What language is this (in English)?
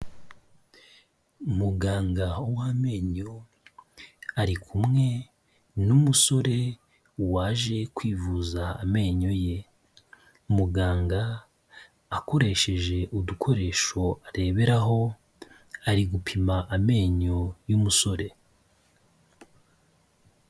Kinyarwanda